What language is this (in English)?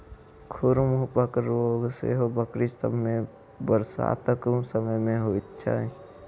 Maithili